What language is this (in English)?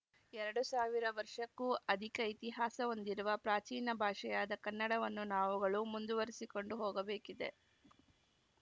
Kannada